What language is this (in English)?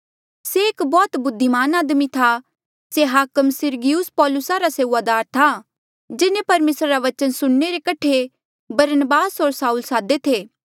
Mandeali